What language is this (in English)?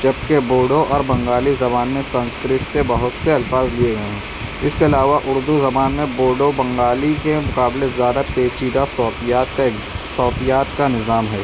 Urdu